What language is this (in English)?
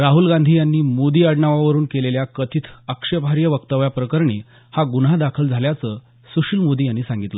Marathi